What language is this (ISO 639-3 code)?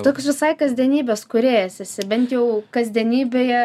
lit